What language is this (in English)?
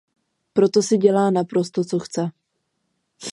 Czech